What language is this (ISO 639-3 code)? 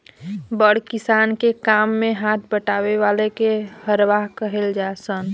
bho